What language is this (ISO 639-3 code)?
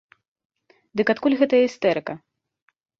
bel